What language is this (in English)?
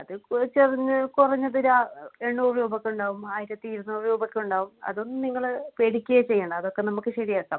Malayalam